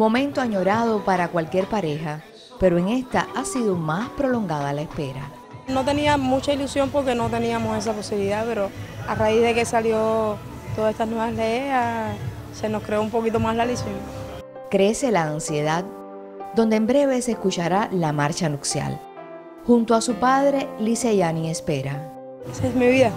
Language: Spanish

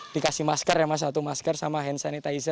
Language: Indonesian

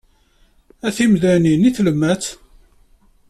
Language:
Kabyle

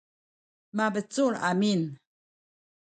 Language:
Sakizaya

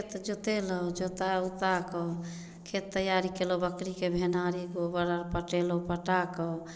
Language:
Maithili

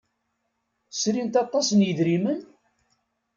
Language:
Kabyle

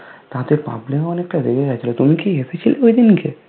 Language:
Bangla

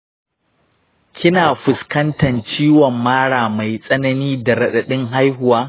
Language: Hausa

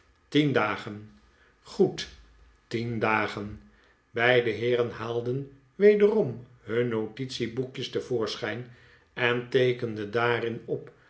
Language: Dutch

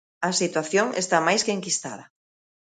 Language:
Galician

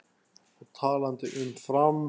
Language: Icelandic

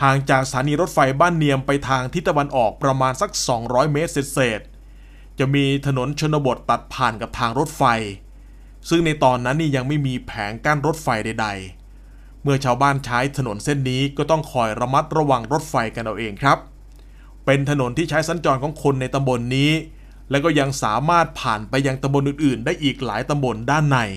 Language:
Thai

